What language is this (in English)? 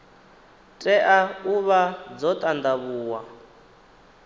Venda